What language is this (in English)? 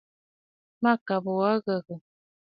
Bafut